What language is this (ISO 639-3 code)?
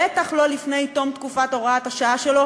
heb